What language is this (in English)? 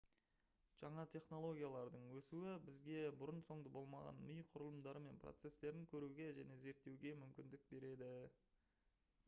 Kazakh